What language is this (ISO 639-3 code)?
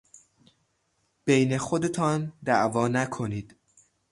fas